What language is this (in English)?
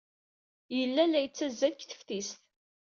Kabyle